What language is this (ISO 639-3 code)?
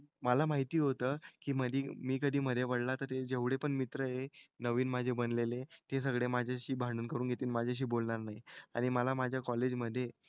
mar